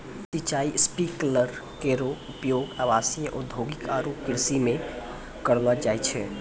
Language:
Maithili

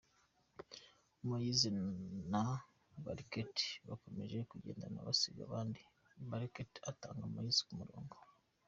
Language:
Kinyarwanda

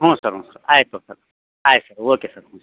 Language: Kannada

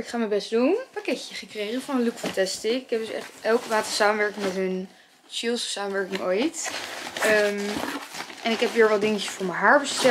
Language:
Dutch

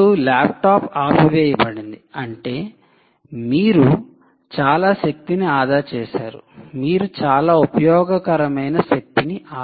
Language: Telugu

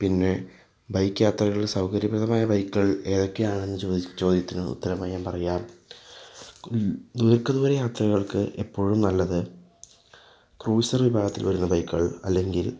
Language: Malayalam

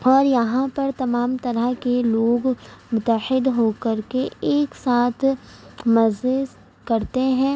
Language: Urdu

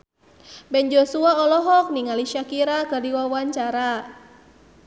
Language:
Sundanese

